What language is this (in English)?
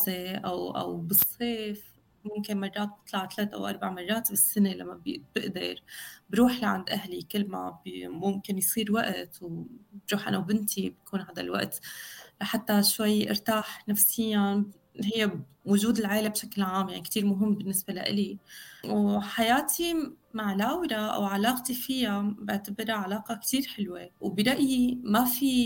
Arabic